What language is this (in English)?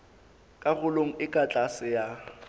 Southern Sotho